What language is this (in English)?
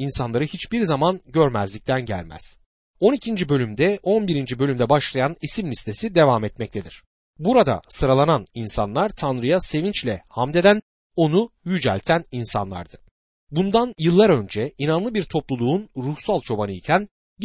Turkish